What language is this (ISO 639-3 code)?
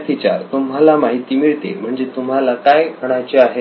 mar